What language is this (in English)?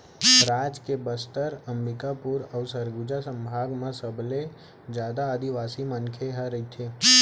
Chhattisgarhi